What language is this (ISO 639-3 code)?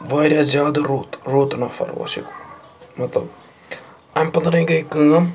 kas